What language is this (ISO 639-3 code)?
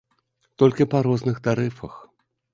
bel